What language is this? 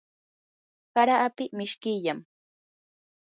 Yanahuanca Pasco Quechua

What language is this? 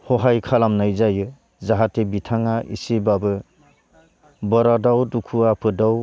Bodo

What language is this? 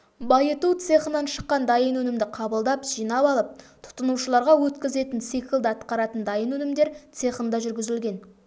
Kazakh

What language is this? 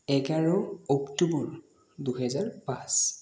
Assamese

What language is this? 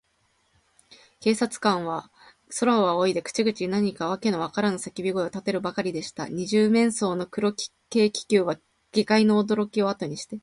Japanese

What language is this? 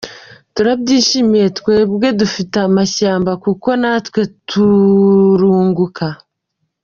Kinyarwanda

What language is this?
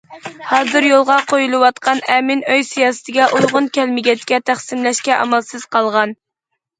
Uyghur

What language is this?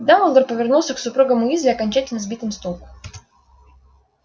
Russian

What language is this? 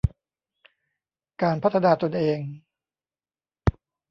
Thai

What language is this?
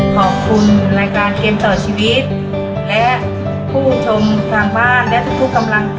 Thai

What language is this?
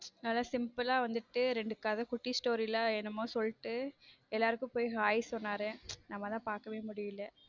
Tamil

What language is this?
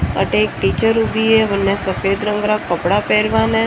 Marwari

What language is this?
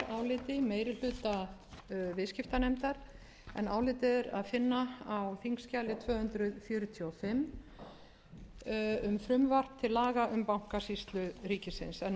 Icelandic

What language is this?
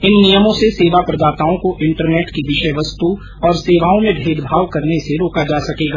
Hindi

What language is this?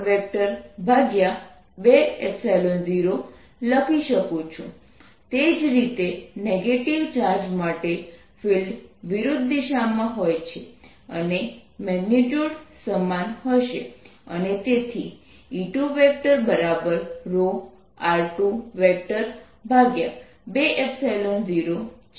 Gujarati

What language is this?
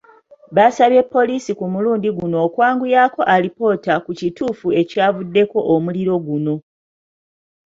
Ganda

